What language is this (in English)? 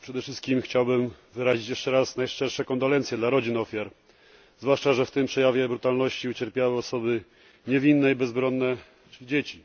Polish